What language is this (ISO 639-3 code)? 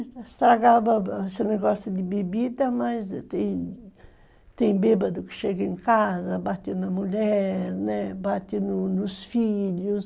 por